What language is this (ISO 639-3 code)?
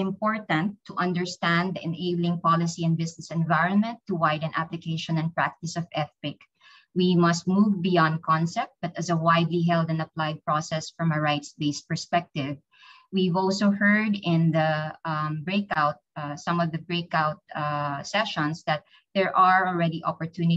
eng